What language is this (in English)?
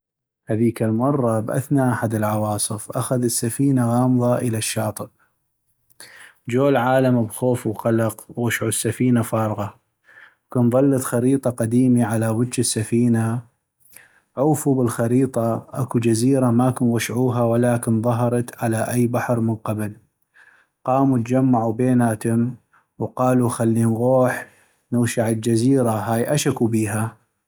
North Mesopotamian Arabic